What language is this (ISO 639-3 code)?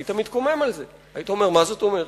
heb